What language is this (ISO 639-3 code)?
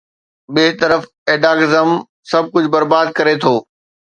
snd